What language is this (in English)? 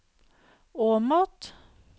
Norwegian